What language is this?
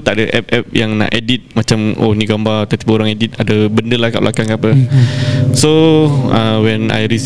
Malay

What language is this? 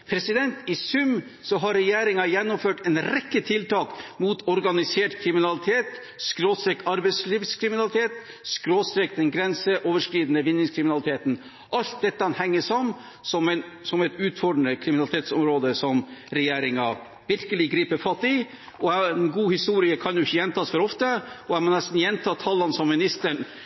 Norwegian Bokmål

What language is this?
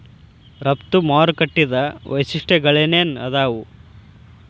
Kannada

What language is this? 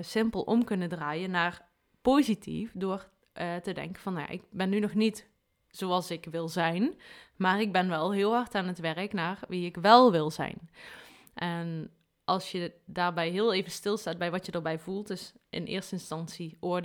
Dutch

